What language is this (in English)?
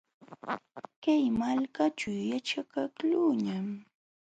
Jauja Wanca Quechua